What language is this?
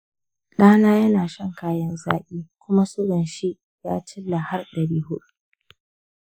Hausa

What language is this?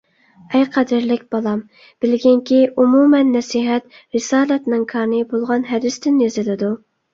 Uyghur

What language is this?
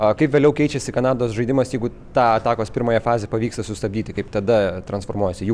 Lithuanian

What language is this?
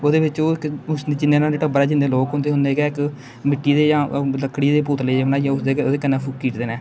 Dogri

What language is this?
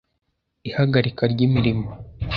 Kinyarwanda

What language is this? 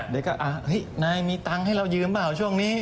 Thai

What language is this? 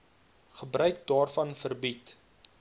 Afrikaans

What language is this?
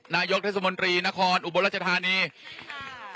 Thai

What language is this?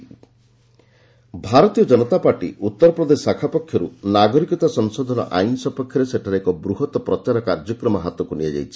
Odia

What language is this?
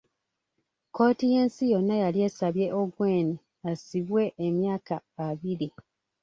Ganda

